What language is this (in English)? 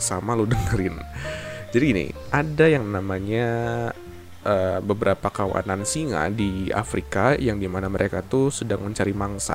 Indonesian